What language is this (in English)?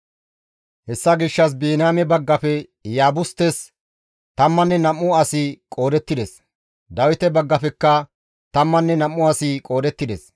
Gamo